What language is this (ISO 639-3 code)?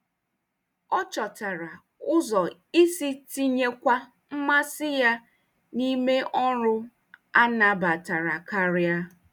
ibo